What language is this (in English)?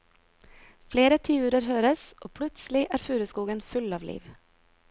Norwegian